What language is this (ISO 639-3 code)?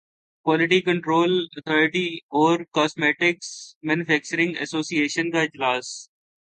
urd